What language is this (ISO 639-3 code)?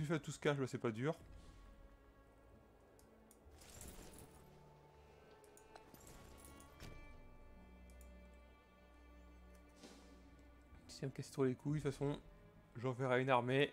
fra